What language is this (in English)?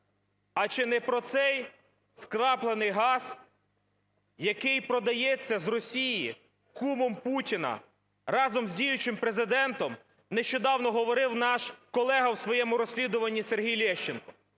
Ukrainian